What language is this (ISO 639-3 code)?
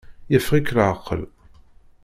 kab